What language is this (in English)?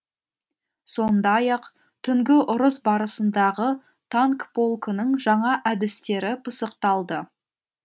Kazakh